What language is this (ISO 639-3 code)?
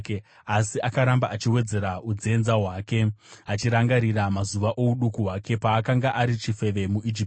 sna